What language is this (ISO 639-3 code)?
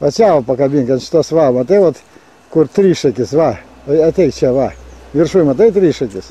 rus